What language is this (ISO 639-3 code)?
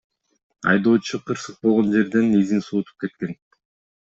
kir